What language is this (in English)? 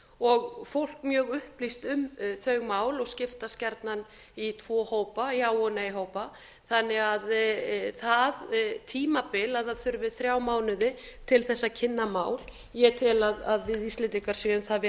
Icelandic